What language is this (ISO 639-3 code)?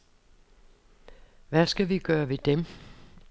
dan